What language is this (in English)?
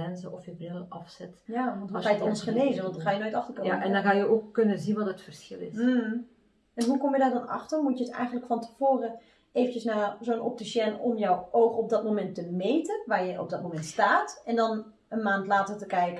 Dutch